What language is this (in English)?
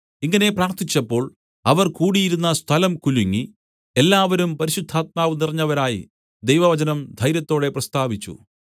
Malayalam